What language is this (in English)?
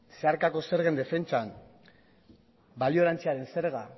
Basque